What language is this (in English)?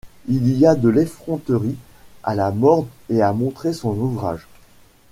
French